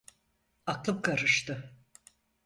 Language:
Turkish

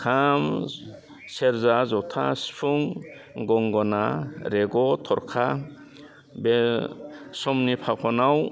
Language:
Bodo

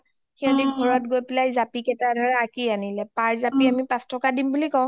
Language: Assamese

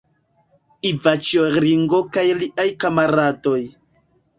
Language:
Esperanto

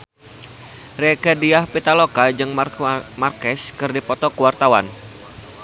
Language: Sundanese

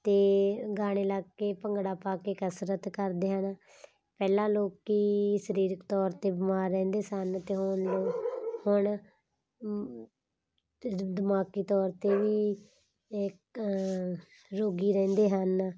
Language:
Punjabi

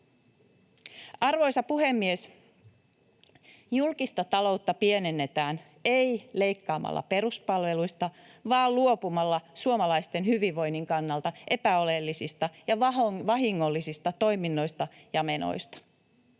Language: Finnish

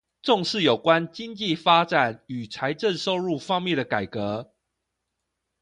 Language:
Chinese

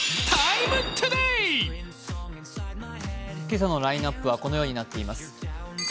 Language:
Japanese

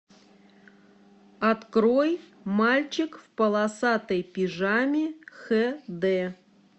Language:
Russian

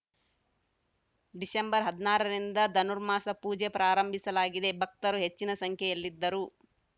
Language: Kannada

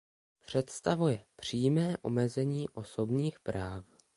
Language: Czech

